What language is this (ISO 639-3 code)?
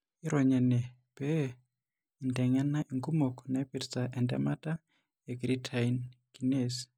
mas